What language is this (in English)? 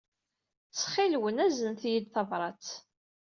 Kabyle